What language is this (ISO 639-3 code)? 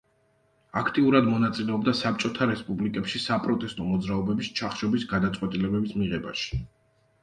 kat